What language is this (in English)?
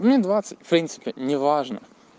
Russian